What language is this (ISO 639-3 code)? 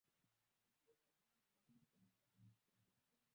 swa